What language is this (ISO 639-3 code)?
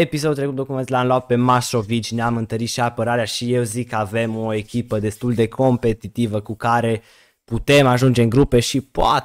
ron